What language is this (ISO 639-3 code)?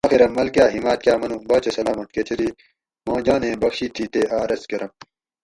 gwc